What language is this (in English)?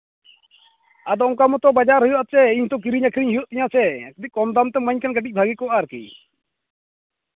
Santali